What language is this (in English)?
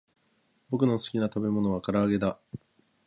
Japanese